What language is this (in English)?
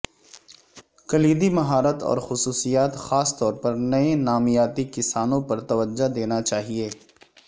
Urdu